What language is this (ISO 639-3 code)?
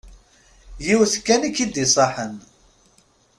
kab